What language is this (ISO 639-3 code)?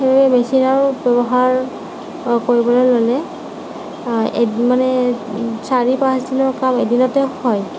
asm